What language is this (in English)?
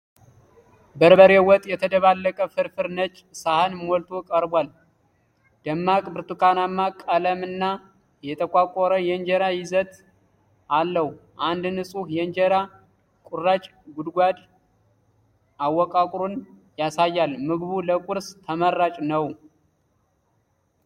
Amharic